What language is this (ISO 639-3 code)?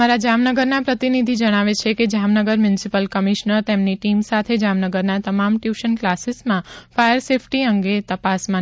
guj